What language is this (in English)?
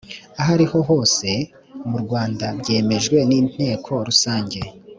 Kinyarwanda